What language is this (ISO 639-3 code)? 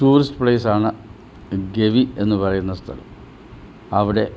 mal